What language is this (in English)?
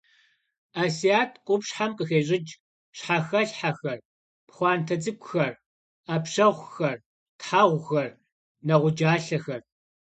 Kabardian